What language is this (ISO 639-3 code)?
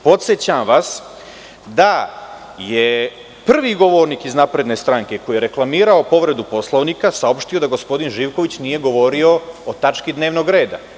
srp